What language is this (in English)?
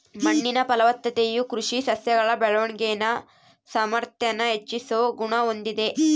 Kannada